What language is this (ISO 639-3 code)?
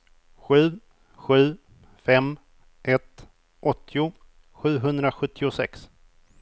swe